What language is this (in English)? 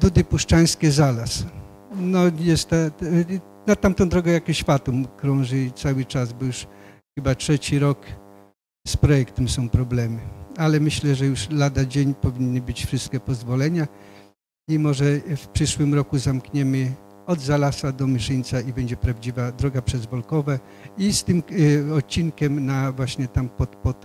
Polish